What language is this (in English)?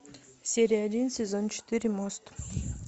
Russian